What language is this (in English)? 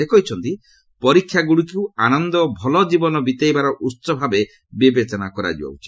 Odia